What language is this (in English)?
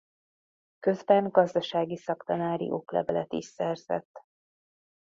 Hungarian